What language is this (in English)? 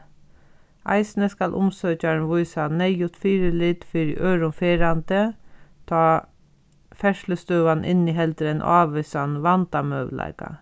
Faroese